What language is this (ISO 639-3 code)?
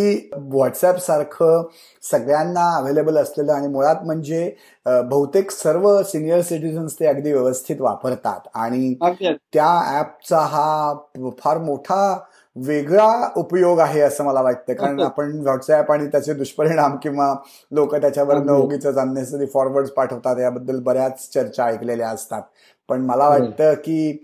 mar